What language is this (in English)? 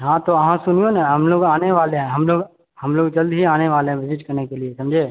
Maithili